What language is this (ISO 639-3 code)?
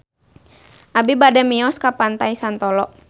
sun